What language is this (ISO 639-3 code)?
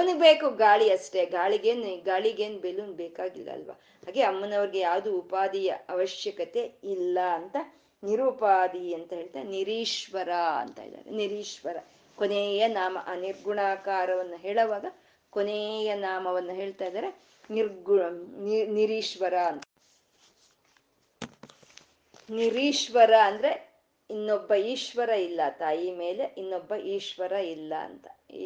kan